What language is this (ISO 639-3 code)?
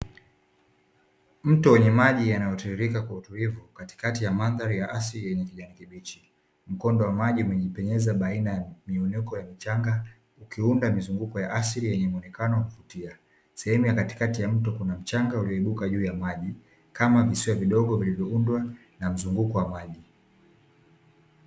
swa